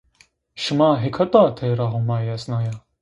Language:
Zaza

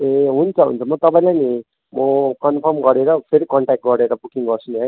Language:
Nepali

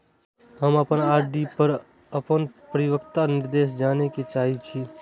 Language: Maithili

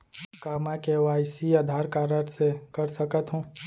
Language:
Chhattisgarhi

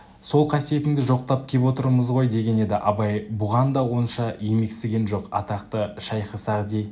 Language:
Kazakh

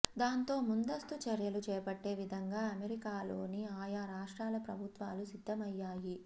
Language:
Telugu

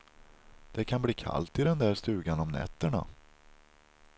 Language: Swedish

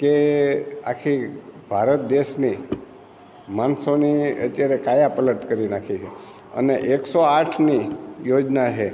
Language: Gujarati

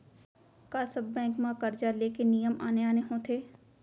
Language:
Chhattisgarhi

